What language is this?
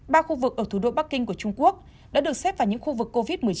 Vietnamese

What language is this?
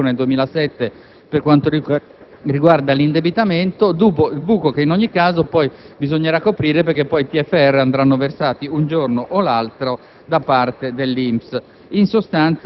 Italian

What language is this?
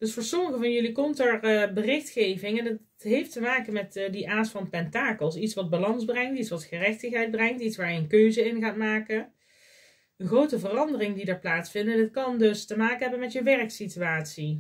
Dutch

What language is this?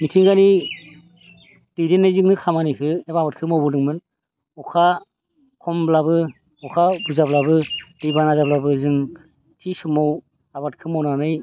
Bodo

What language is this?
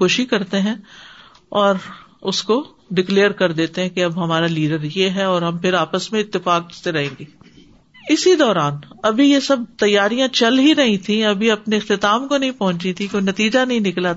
Urdu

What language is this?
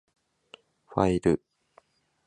Japanese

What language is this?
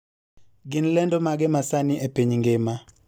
Luo (Kenya and Tanzania)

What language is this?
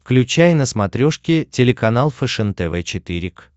Russian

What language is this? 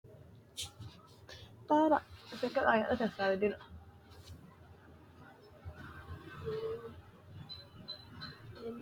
Sidamo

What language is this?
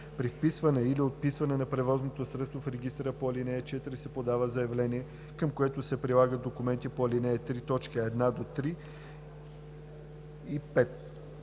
Bulgarian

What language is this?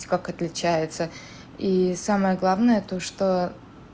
Russian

